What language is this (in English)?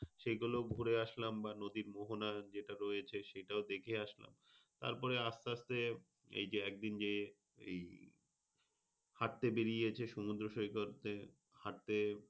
Bangla